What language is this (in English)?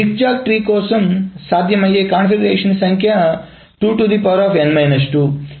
Telugu